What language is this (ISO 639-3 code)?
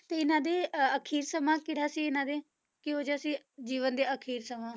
pan